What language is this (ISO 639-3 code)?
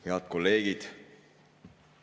est